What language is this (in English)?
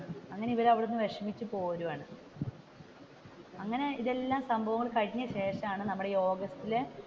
Malayalam